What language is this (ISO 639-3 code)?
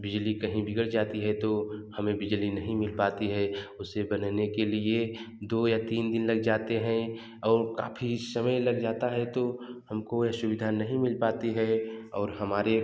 hin